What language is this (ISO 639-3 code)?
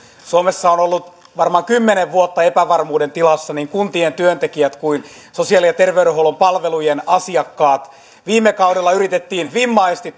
fin